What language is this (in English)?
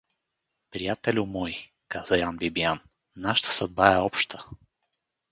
Bulgarian